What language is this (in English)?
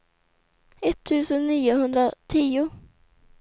Swedish